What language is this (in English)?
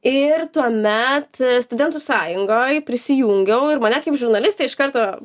Lithuanian